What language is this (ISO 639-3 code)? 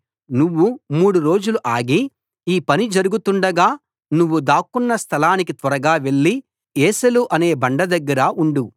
tel